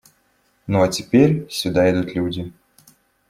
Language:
Russian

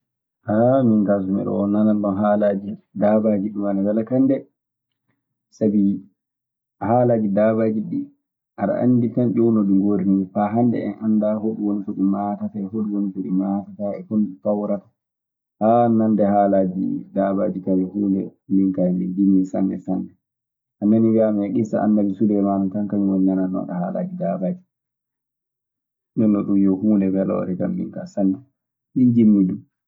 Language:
Maasina Fulfulde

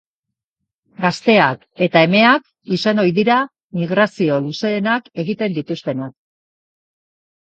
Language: Basque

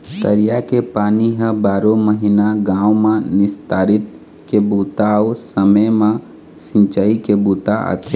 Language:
Chhattisgarhi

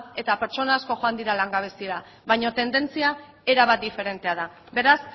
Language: Basque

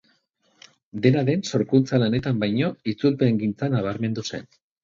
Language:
Basque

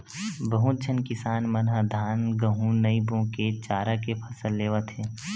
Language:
Chhattisgarhi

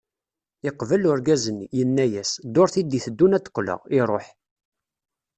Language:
Kabyle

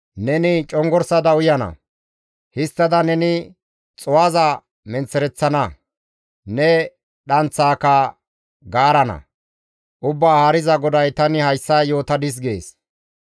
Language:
Gamo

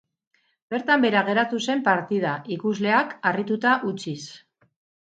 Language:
Basque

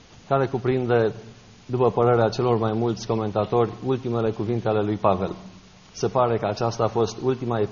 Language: Romanian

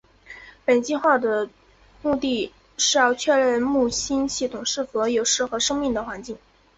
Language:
Chinese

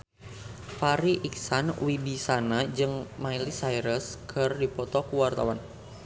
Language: Sundanese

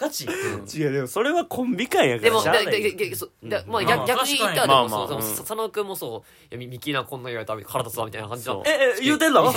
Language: Japanese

